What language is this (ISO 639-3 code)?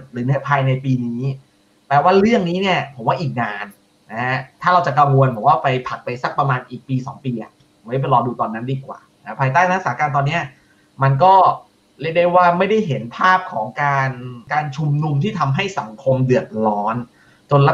tha